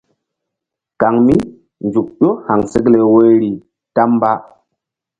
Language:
Mbum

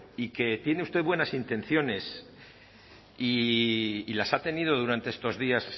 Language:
Spanish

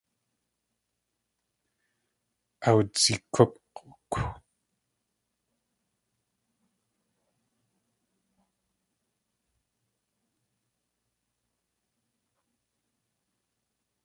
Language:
Tlingit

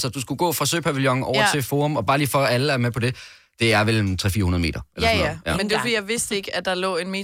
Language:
Danish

